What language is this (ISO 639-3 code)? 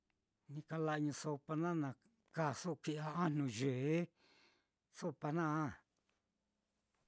vmm